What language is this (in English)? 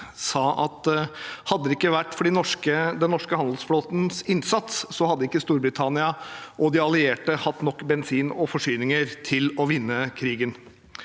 Norwegian